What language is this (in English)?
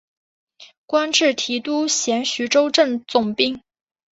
Chinese